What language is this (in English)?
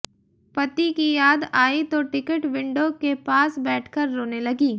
Hindi